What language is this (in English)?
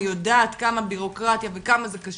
Hebrew